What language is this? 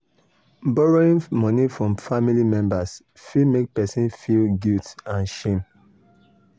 Nigerian Pidgin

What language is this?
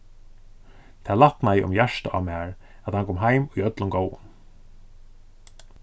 Faroese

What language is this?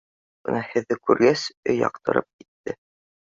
Bashkir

